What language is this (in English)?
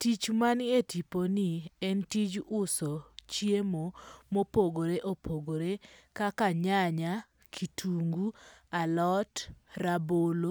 Luo (Kenya and Tanzania)